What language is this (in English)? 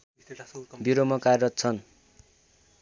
Nepali